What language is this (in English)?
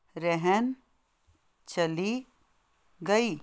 Punjabi